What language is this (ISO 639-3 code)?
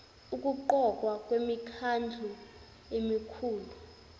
zul